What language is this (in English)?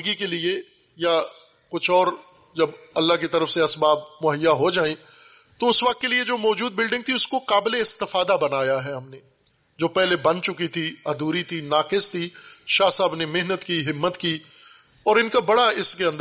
Urdu